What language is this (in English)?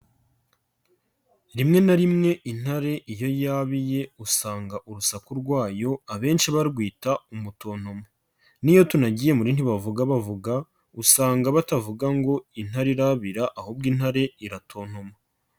Kinyarwanda